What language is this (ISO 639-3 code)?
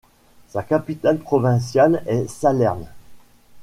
fra